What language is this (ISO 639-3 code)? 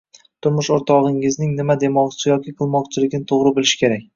uzb